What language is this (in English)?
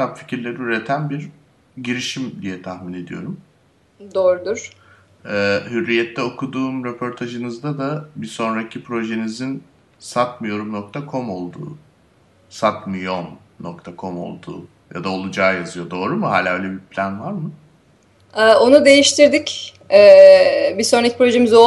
Turkish